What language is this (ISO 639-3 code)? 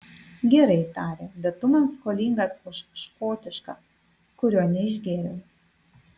lit